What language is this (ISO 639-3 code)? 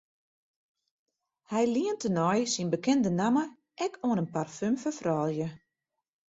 fry